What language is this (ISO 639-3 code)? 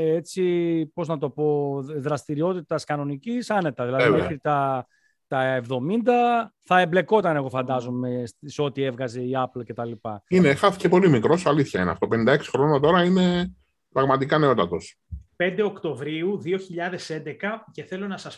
ell